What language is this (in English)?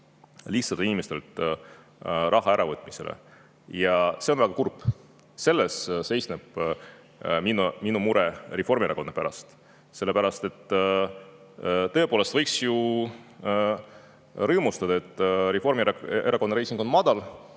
Estonian